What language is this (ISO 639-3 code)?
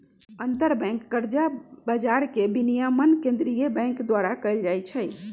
mag